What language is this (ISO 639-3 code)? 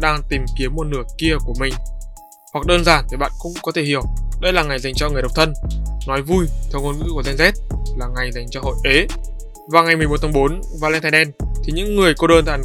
vie